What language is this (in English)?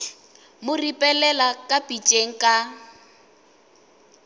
Northern Sotho